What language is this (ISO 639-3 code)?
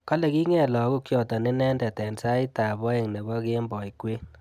kln